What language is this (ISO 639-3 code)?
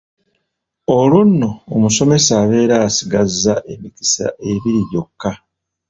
lug